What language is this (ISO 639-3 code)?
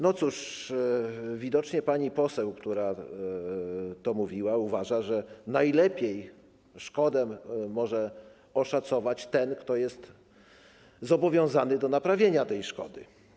pol